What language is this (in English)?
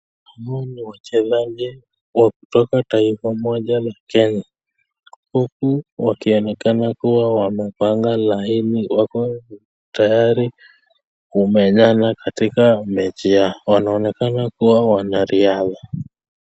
Swahili